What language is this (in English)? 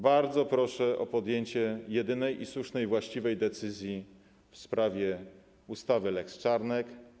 Polish